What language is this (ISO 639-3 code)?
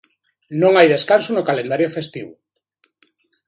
glg